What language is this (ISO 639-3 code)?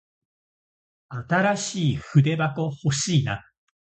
jpn